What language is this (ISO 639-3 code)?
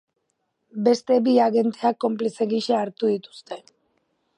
eus